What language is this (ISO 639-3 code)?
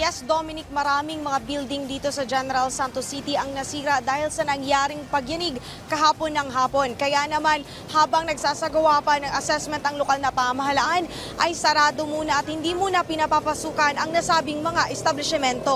fil